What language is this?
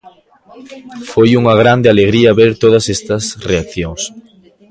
Galician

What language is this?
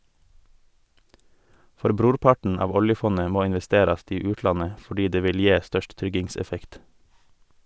Norwegian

